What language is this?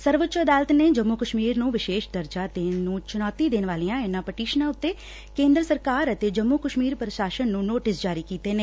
Punjabi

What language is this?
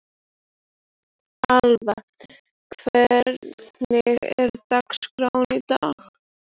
Icelandic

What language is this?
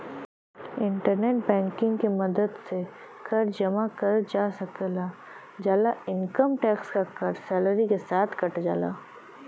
Bhojpuri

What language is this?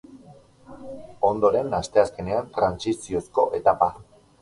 Basque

